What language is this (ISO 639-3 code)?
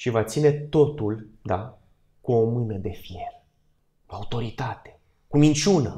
ron